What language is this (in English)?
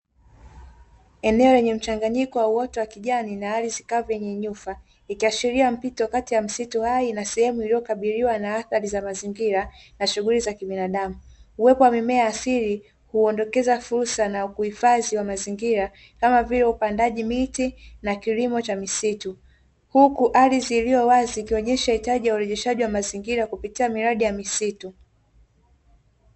Swahili